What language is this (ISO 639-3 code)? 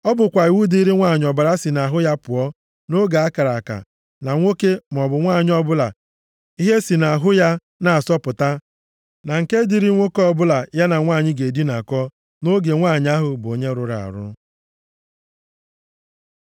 ibo